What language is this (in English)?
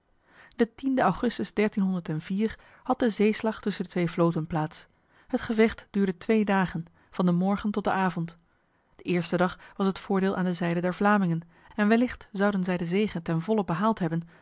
Dutch